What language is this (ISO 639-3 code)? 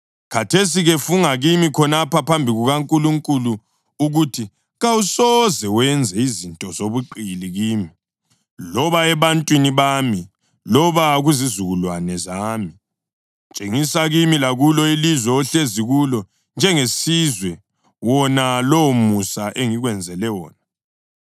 nde